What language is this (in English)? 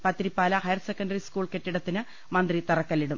Malayalam